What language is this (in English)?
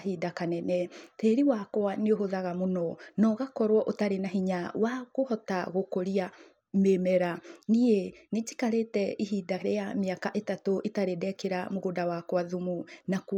Kikuyu